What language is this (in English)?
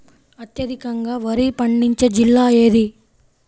Telugu